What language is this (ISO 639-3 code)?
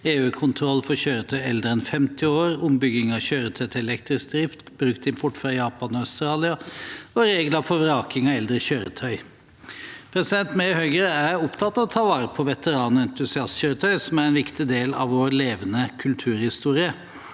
nor